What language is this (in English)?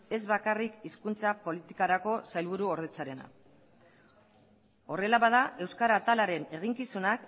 Basque